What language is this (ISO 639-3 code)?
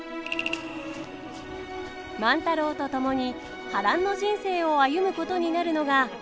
jpn